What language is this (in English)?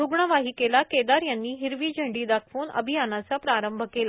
Marathi